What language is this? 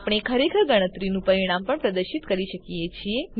Gujarati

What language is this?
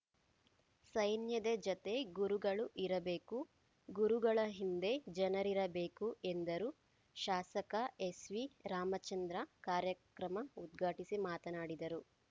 Kannada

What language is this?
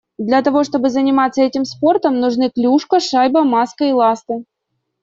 Russian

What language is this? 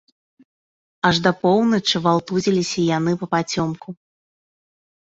Belarusian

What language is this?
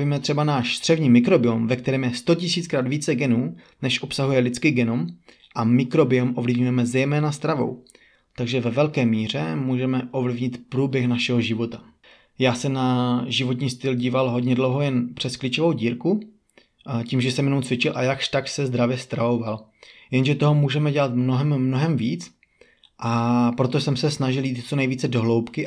Czech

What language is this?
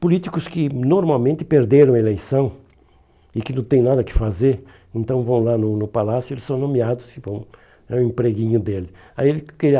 Portuguese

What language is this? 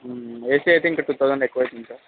Telugu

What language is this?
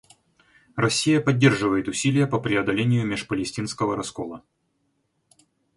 Russian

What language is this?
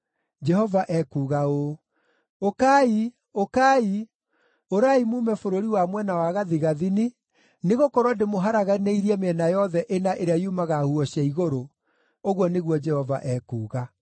Kikuyu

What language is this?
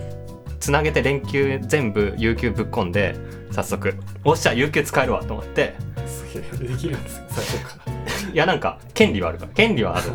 Japanese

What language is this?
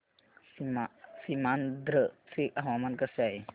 Marathi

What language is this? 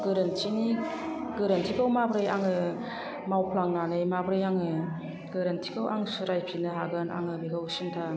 Bodo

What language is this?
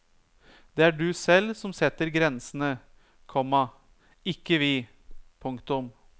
Norwegian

